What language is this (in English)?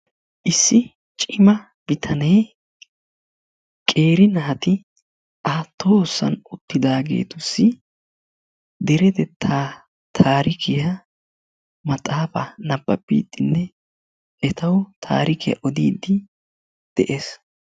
Wolaytta